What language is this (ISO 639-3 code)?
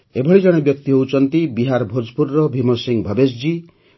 ori